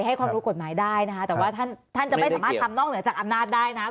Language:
Thai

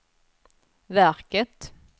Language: Swedish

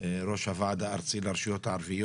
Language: Hebrew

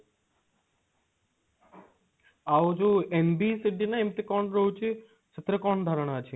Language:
Odia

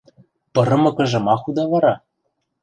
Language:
Western Mari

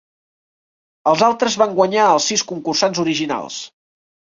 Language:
Catalan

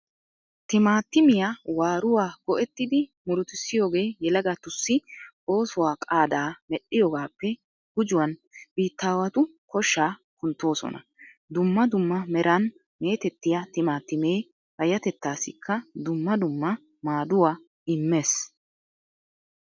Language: Wolaytta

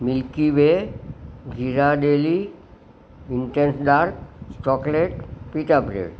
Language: Gujarati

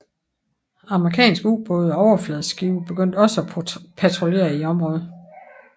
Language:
Danish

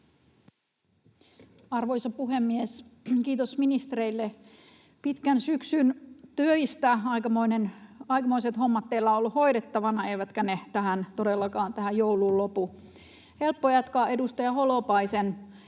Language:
Finnish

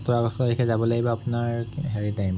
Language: Assamese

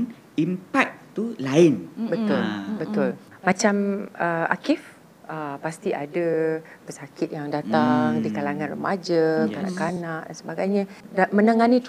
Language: Malay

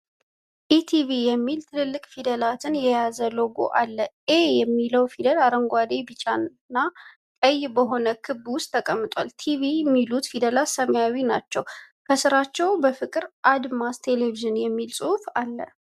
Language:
Amharic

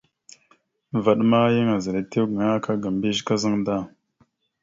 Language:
Mada (Cameroon)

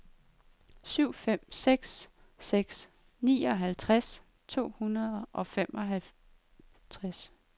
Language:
Danish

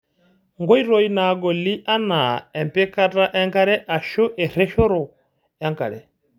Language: Masai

